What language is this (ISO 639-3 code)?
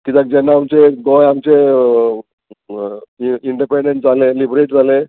kok